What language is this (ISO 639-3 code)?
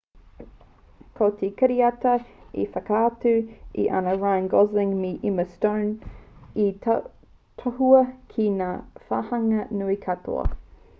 mri